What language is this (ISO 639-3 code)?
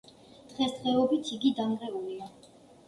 kat